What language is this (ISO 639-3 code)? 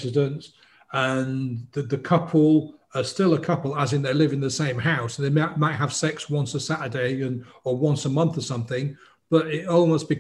eng